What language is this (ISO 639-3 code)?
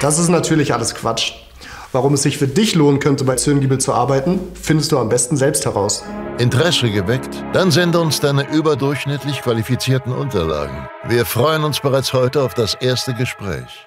deu